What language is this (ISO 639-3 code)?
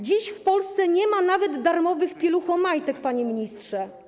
pol